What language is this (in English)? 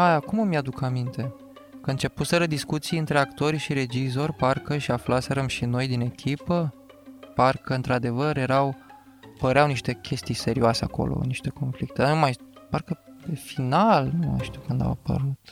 Romanian